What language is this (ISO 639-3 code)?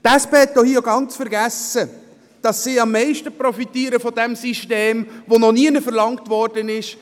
gsw